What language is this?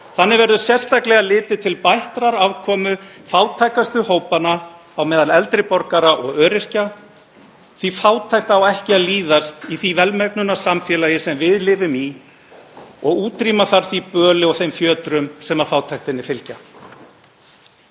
Icelandic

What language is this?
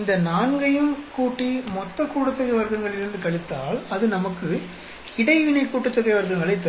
Tamil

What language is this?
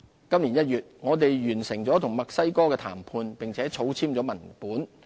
Cantonese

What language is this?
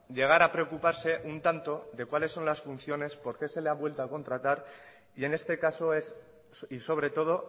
Spanish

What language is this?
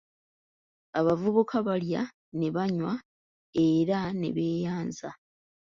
Ganda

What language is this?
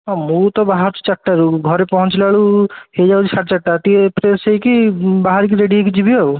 Odia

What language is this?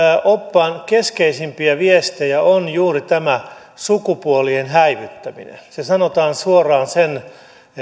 Finnish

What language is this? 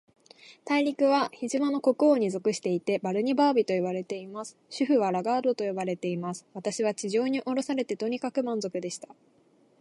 Japanese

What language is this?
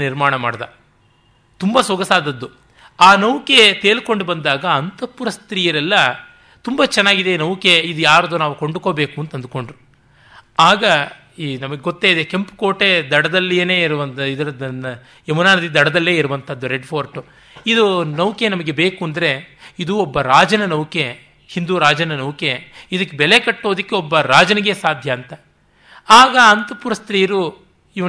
Kannada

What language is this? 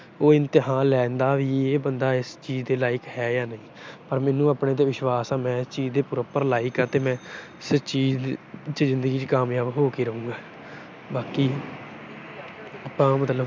Punjabi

